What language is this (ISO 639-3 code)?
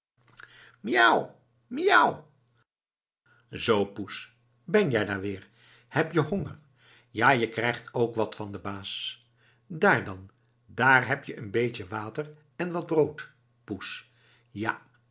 nld